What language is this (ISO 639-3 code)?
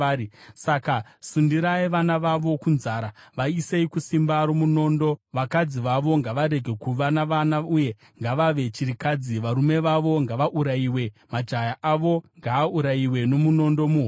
sna